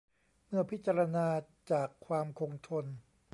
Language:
Thai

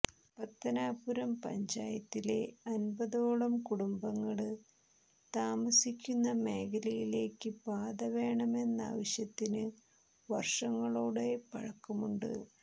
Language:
Malayalam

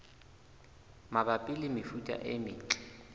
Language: Southern Sotho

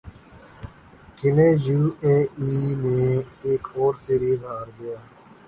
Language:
Urdu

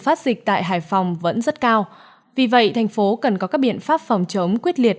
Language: Vietnamese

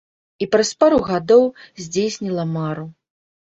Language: Belarusian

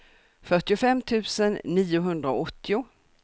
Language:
Swedish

